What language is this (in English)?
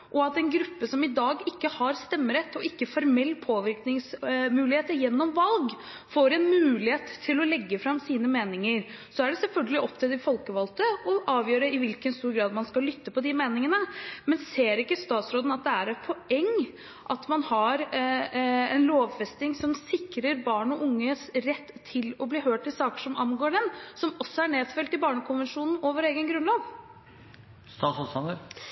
Norwegian Bokmål